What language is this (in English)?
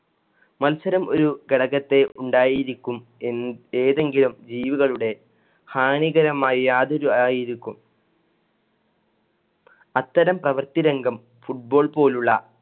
Malayalam